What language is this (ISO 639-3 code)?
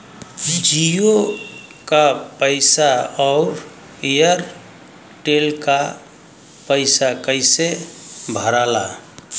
bho